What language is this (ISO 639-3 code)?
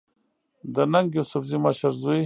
pus